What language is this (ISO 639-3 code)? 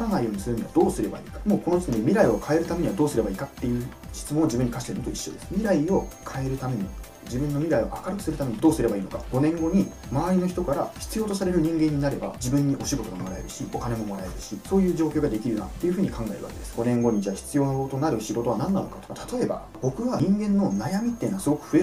jpn